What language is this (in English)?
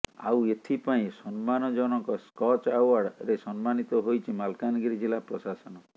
Odia